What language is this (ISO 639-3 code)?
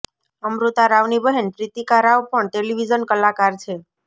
guj